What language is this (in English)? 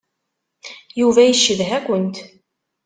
Kabyle